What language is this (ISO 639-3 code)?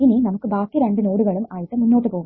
mal